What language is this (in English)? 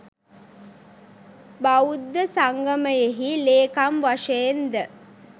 Sinhala